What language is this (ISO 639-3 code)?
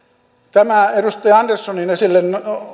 fin